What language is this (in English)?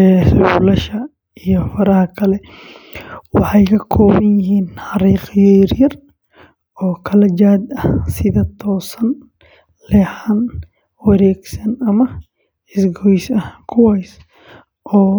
Somali